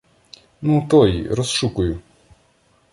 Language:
Ukrainian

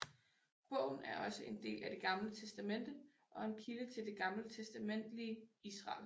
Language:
Danish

